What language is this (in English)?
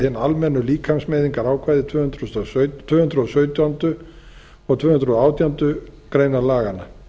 Icelandic